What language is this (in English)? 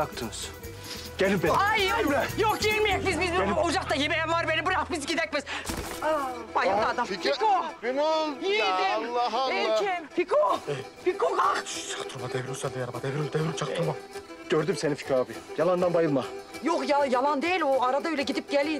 Turkish